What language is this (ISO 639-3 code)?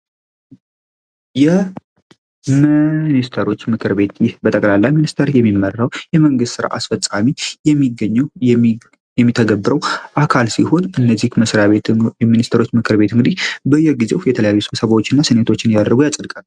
amh